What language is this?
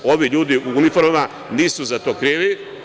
Serbian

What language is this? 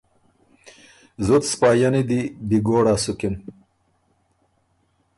Ormuri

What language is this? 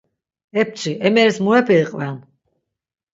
Laz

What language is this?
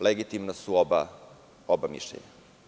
Serbian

